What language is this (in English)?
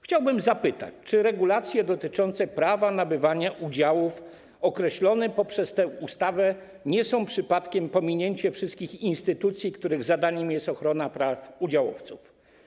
Polish